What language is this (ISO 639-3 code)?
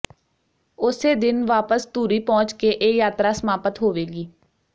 pan